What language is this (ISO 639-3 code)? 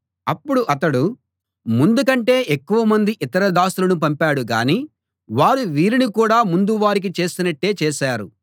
tel